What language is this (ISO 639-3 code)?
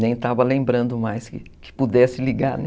por